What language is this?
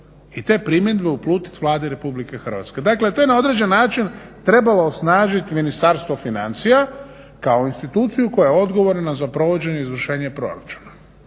Croatian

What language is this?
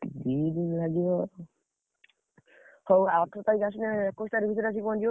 Odia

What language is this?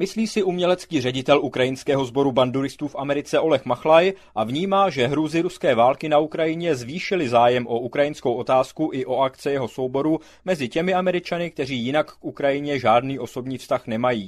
Czech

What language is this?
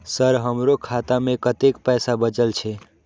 Maithili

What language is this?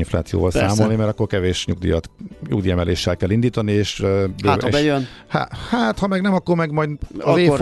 Hungarian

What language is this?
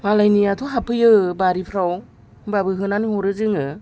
Bodo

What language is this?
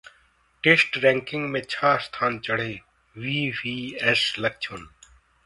Hindi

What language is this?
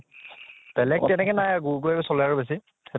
Assamese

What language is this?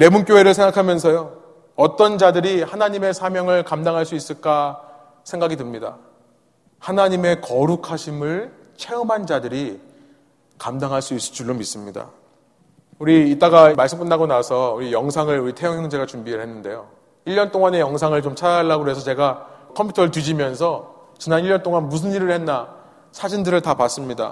Korean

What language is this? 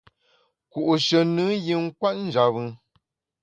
Bamun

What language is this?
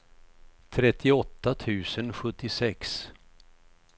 Swedish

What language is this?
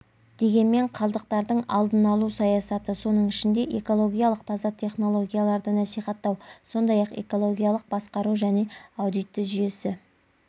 Kazakh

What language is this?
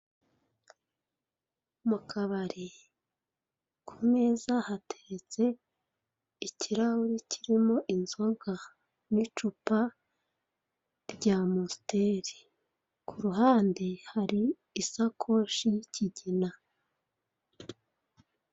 Kinyarwanda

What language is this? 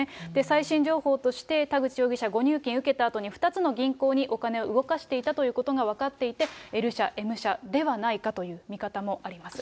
Japanese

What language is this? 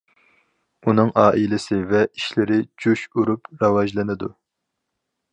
Uyghur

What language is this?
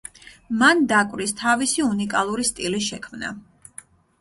Georgian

